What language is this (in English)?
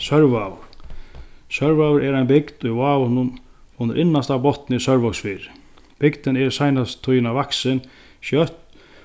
Faroese